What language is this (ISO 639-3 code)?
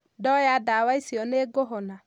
kik